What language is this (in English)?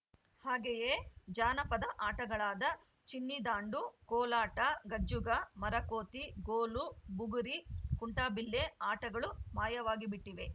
Kannada